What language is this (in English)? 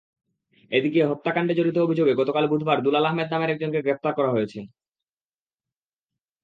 Bangla